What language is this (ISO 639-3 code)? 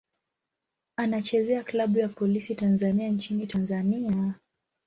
swa